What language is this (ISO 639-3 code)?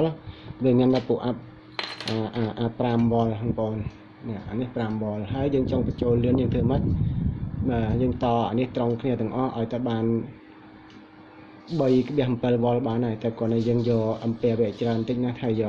eng